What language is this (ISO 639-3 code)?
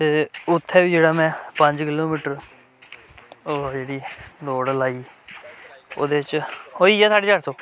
doi